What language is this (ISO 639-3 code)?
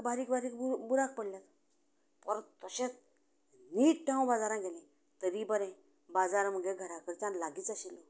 kok